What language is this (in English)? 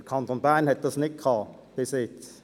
Swiss German